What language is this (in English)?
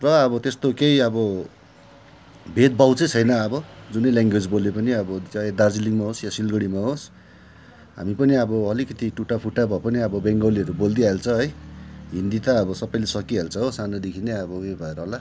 Nepali